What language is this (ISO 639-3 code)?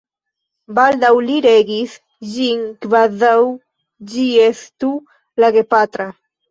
epo